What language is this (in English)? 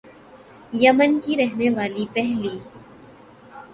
Urdu